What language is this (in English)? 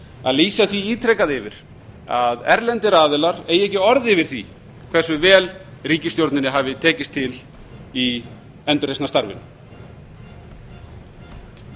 Icelandic